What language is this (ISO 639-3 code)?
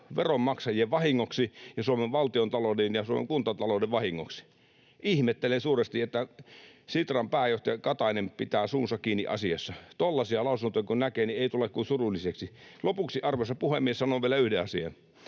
fin